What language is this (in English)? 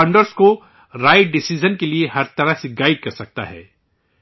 Urdu